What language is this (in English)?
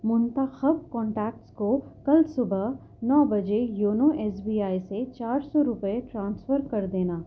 Urdu